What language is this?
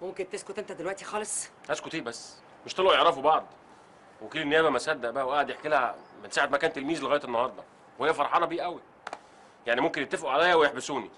Arabic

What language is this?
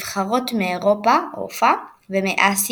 Hebrew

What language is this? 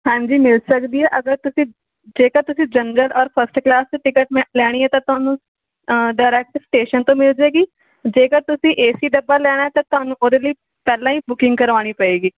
Punjabi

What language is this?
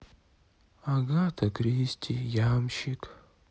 Russian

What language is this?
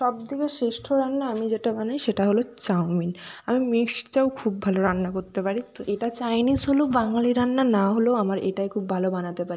Bangla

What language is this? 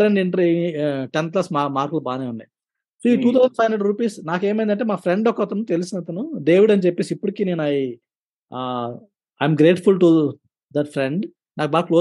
Telugu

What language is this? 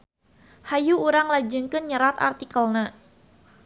Sundanese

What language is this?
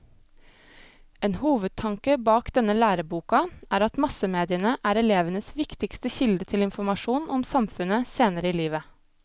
Norwegian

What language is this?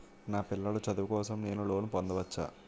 Telugu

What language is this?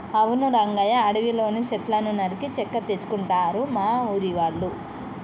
Telugu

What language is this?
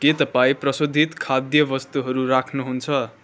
Nepali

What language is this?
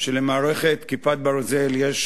Hebrew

